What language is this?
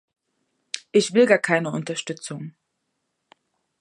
German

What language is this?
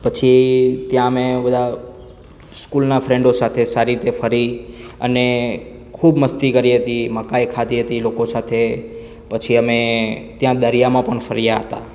Gujarati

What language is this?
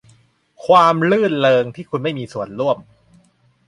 Thai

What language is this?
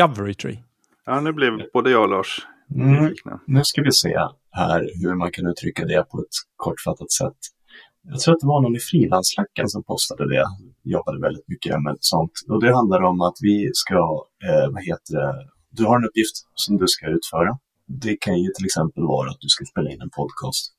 Swedish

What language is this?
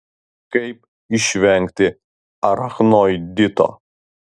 Lithuanian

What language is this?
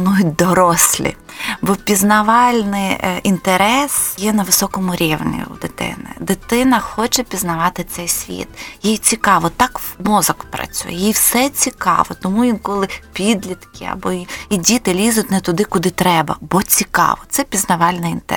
Ukrainian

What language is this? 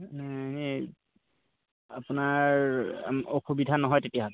Assamese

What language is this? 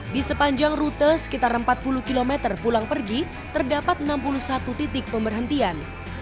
Indonesian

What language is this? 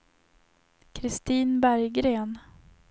Swedish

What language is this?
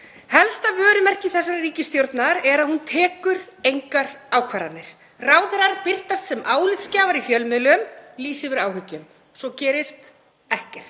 Icelandic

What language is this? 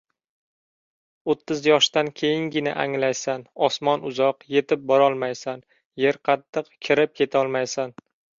Uzbek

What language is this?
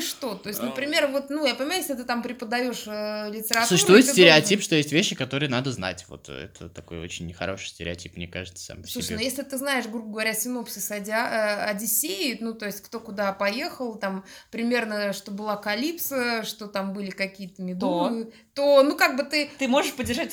Russian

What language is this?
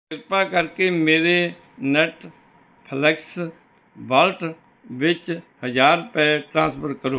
Punjabi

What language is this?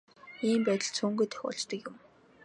Mongolian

